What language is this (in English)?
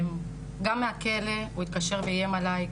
Hebrew